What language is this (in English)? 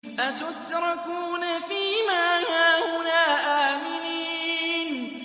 Arabic